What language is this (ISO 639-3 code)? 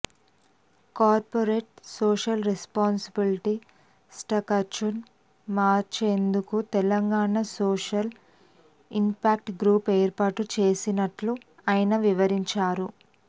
tel